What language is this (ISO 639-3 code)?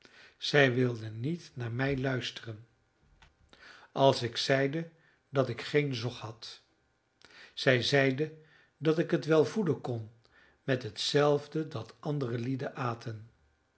nld